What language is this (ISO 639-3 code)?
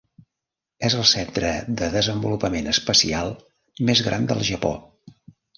cat